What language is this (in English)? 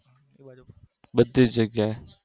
Gujarati